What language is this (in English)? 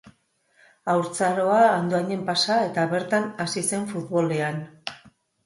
Basque